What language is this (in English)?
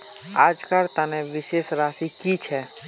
Magahi